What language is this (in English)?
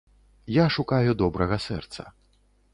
Belarusian